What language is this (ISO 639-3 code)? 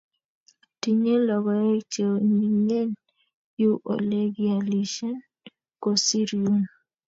kln